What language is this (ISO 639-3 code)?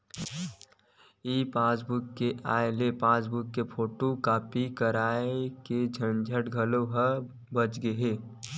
hne